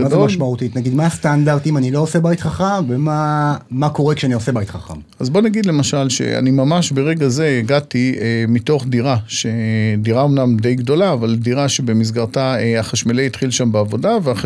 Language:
Hebrew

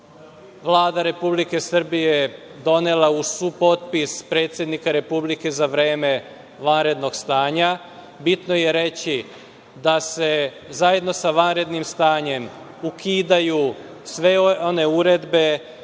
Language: Serbian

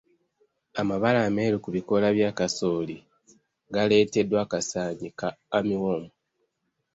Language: Ganda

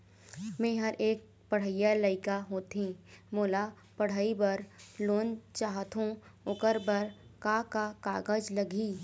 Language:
Chhattisgarhi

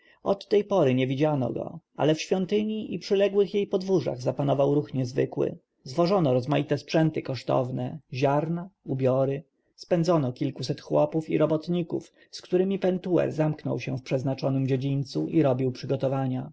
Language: Polish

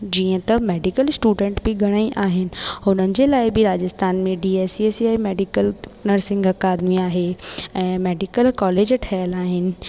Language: Sindhi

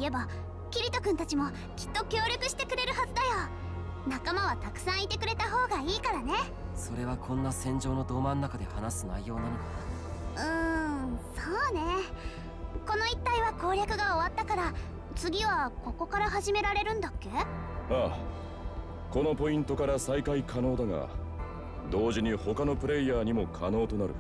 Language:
Japanese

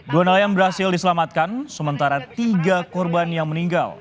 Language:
Indonesian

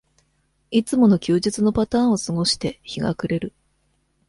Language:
Japanese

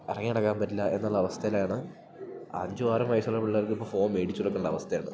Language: Malayalam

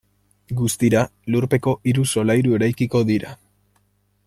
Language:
Basque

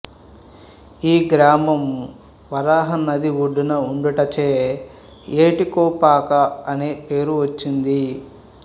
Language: Telugu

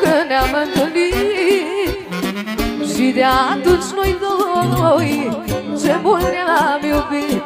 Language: Romanian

